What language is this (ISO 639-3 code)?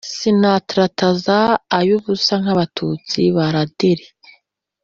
kin